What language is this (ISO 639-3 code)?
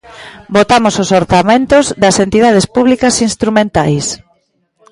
glg